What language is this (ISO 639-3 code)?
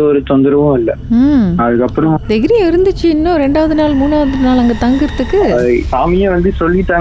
tam